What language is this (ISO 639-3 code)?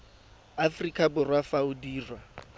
tsn